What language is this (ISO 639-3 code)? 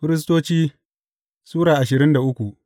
hau